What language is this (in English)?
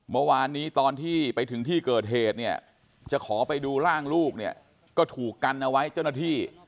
Thai